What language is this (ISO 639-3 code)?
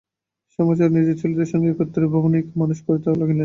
ben